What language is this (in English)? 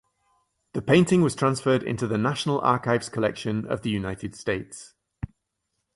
English